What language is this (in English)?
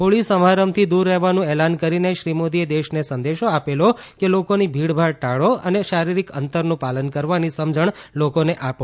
Gujarati